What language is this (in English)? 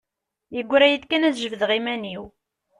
Kabyle